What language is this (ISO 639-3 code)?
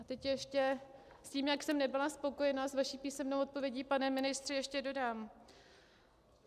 ces